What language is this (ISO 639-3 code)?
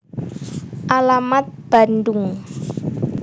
jav